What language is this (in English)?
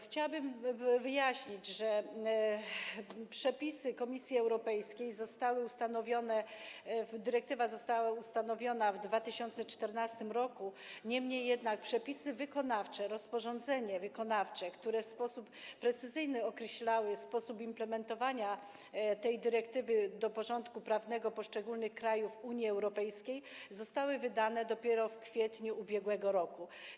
Polish